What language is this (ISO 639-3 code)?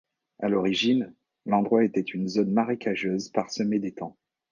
fra